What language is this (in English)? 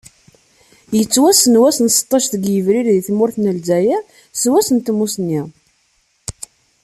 Kabyle